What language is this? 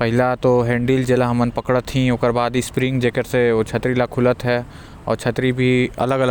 Korwa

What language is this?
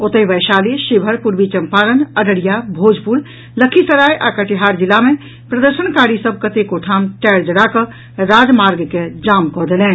Maithili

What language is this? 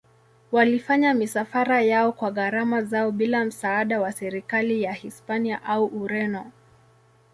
Swahili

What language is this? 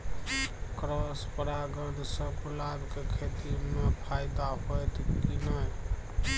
Maithili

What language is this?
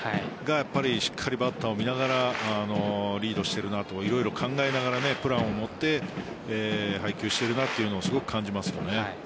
Japanese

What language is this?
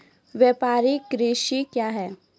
Maithili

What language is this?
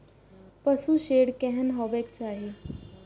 Maithili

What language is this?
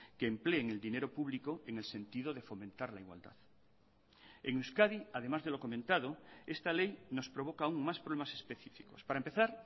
Spanish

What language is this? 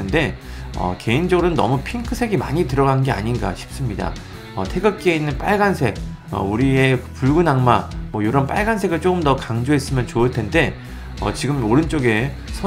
Korean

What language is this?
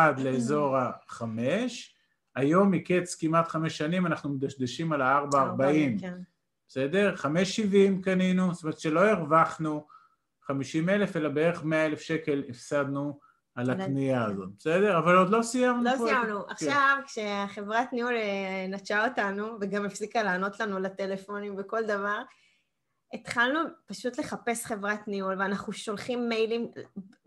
Hebrew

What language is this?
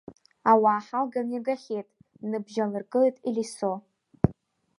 Abkhazian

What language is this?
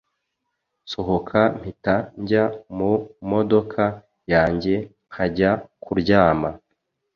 Kinyarwanda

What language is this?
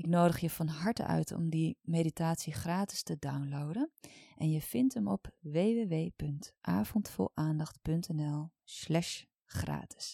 Dutch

